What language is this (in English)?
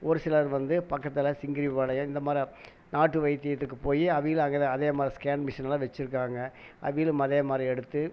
Tamil